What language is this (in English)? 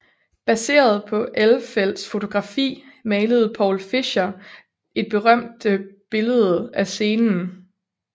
Danish